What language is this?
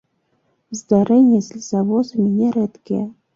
Belarusian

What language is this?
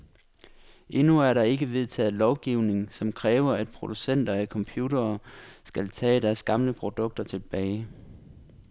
Danish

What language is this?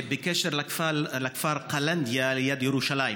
Hebrew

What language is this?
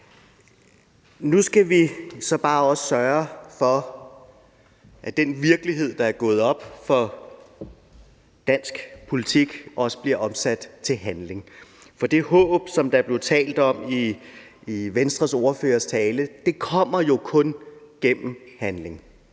Danish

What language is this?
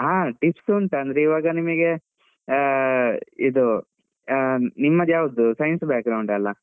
Kannada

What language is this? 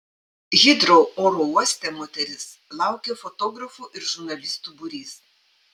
Lithuanian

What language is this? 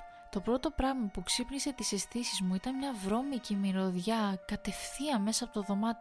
Greek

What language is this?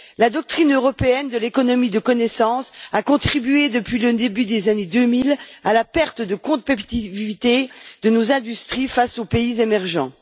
French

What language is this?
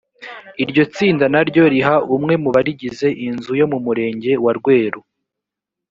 Kinyarwanda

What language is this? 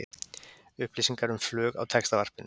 Icelandic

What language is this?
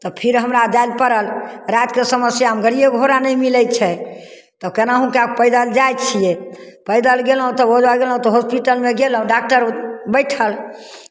Maithili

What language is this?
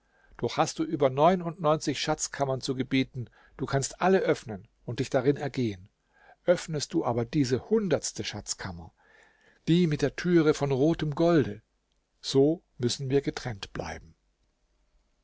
German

